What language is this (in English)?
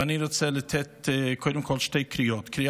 Hebrew